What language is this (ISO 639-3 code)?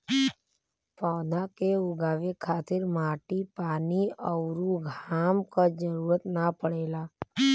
bho